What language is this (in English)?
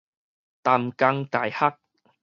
Min Nan Chinese